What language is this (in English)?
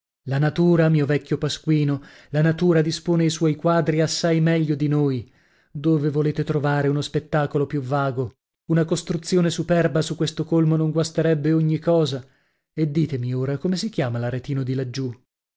Italian